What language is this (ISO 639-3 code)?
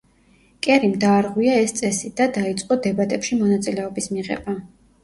kat